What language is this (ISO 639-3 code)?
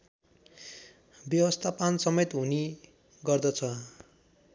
nep